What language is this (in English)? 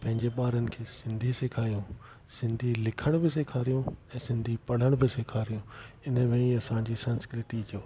Sindhi